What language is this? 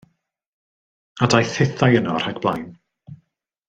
Welsh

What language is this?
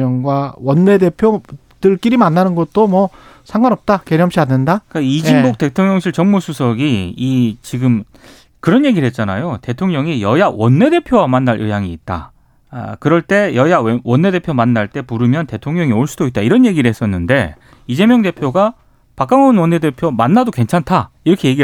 Korean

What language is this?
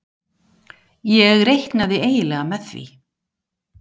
Icelandic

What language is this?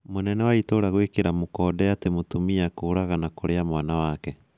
Kikuyu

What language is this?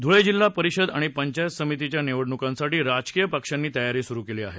Marathi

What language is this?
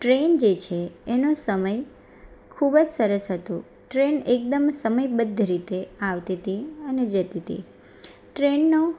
Gujarati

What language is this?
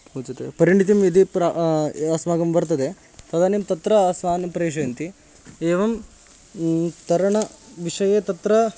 Sanskrit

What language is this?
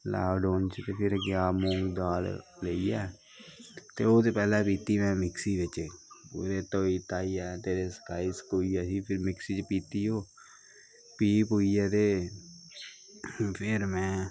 Dogri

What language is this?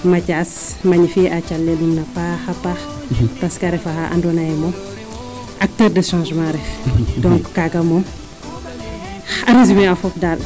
Serer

